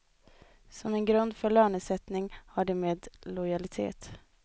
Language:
Swedish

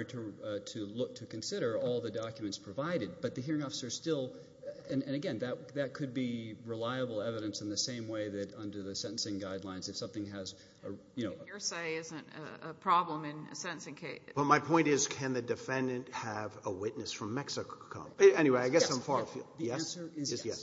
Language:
English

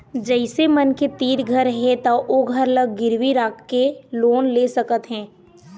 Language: Chhattisgarhi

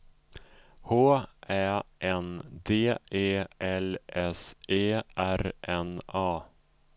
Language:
Swedish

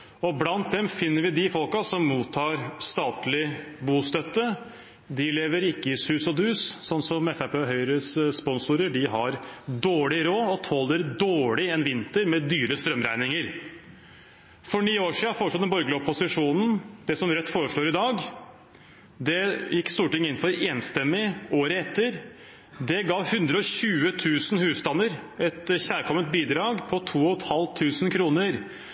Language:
Norwegian Bokmål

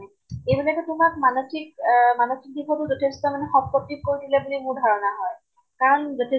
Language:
Assamese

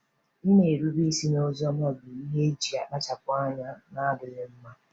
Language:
Igbo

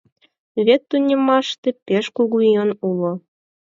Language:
Mari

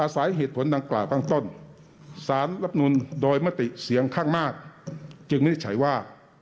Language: Thai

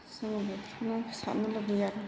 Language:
Bodo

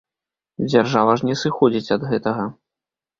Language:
Belarusian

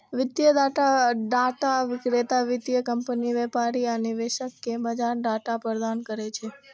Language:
Maithili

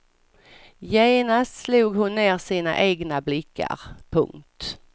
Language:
Swedish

